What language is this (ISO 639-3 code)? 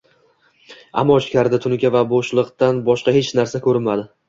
uzb